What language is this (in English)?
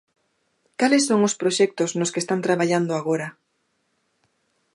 Galician